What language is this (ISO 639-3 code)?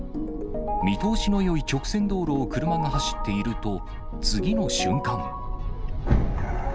jpn